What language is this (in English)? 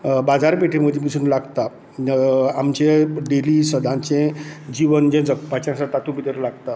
Konkani